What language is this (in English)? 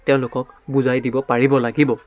Assamese